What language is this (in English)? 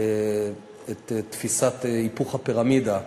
Hebrew